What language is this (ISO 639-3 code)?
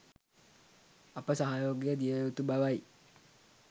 sin